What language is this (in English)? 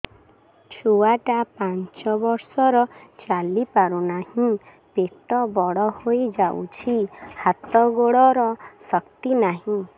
Odia